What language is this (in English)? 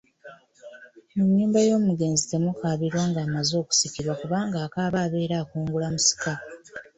Ganda